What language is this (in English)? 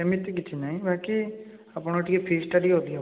Odia